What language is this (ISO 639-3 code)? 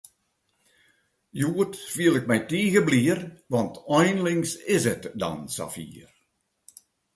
fry